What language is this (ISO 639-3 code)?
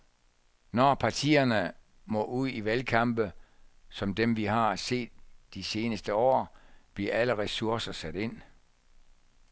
dan